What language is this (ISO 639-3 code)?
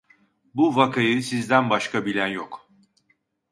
tur